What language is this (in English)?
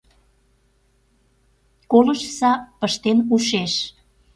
Mari